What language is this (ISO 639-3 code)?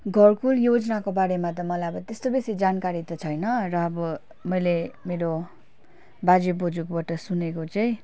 nep